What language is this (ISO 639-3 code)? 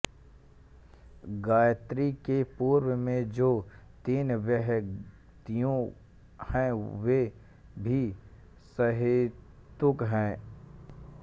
hin